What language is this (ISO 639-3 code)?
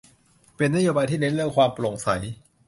tha